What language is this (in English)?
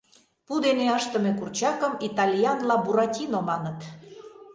Mari